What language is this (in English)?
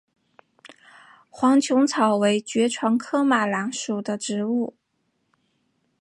Chinese